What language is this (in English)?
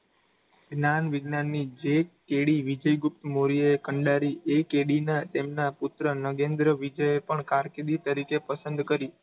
Gujarati